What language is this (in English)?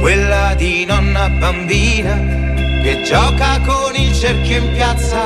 Italian